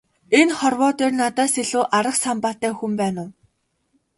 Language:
Mongolian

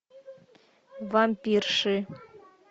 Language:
Russian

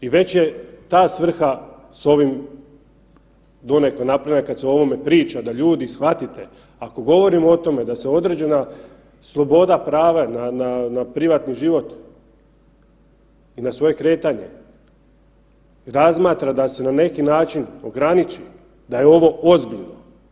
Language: Croatian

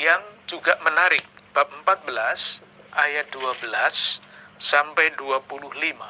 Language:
Indonesian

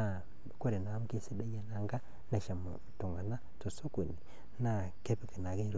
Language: Masai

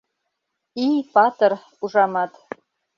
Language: Mari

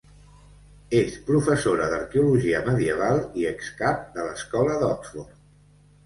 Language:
Catalan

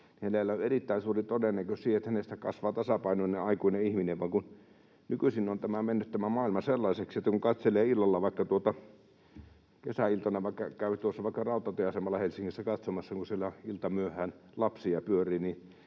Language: Finnish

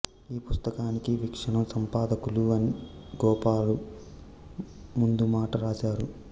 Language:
Telugu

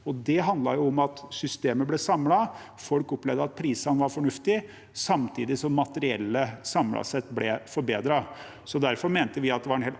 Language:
Norwegian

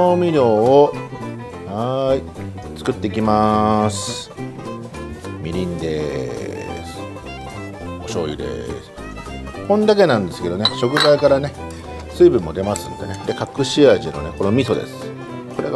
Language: Japanese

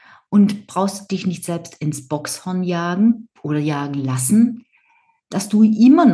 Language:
German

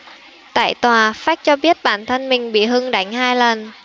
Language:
Vietnamese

